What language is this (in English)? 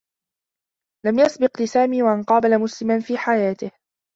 Arabic